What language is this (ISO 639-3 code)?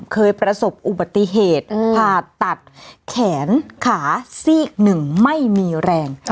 tha